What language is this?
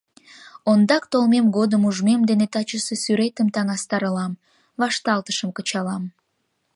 Mari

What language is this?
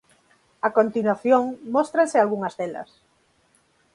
Galician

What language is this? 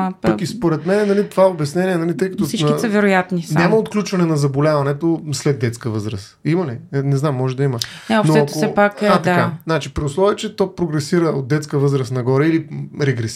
Bulgarian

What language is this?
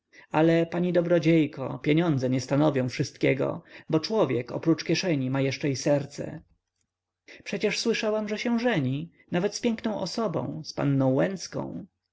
Polish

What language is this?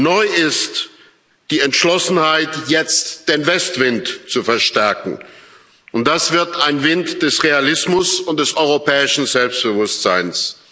German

